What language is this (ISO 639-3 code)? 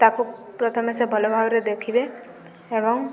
ori